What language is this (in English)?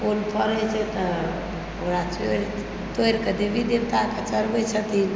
Maithili